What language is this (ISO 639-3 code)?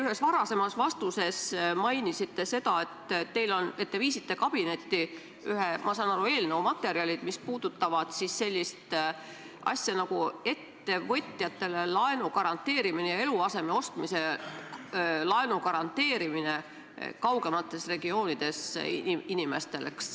est